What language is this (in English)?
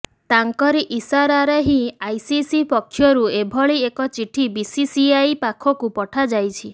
Odia